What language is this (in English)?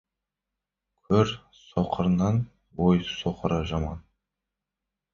Kazakh